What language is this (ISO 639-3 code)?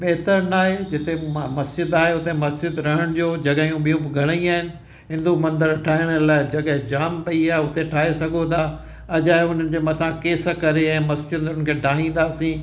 snd